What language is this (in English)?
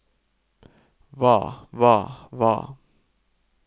Norwegian